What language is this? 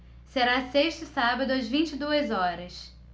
Portuguese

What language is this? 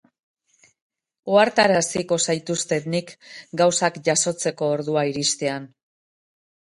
Basque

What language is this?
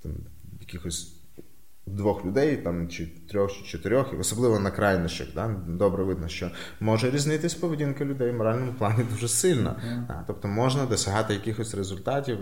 Ukrainian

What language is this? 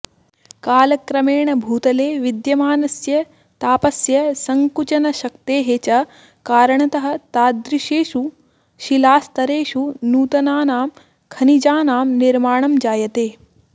Sanskrit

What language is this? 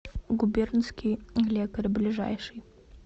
Russian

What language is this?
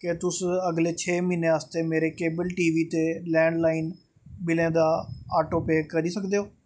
Dogri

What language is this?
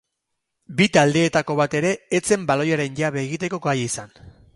Basque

